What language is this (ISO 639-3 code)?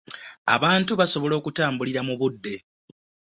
lug